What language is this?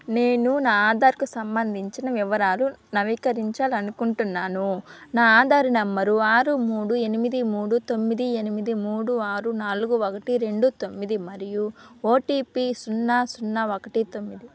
Telugu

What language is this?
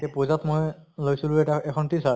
Assamese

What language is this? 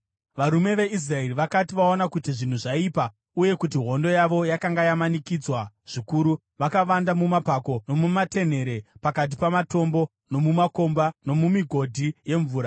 Shona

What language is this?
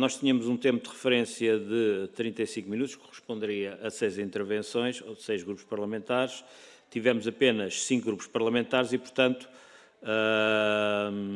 Portuguese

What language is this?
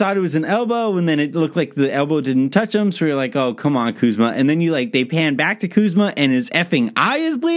English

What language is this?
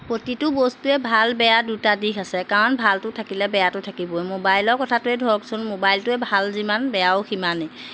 Assamese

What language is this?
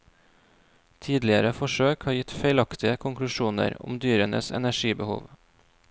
Norwegian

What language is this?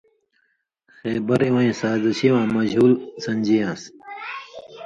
Indus Kohistani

